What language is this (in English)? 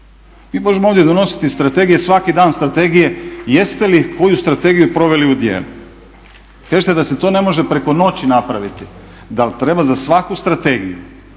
Croatian